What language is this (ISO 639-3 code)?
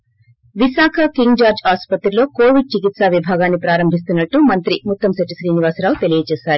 tel